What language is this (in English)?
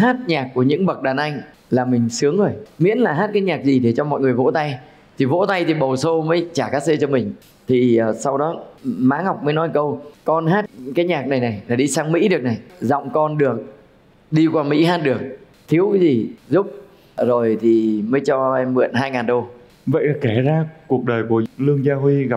Vietnamese